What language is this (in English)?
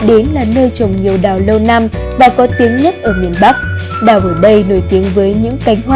Vietnamese